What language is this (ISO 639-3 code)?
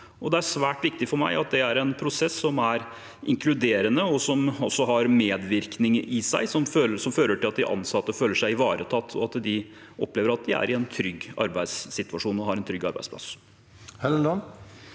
nor